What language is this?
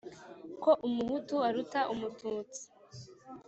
Kinyarwanda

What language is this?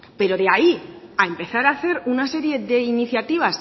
Spanish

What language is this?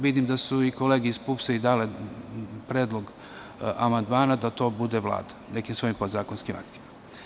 Serbian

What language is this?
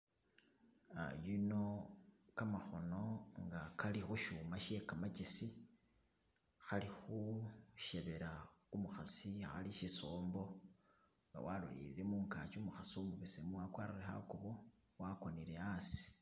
Masaaba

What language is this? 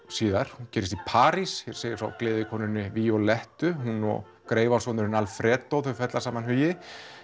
Icelandic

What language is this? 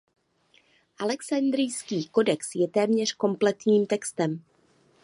Czech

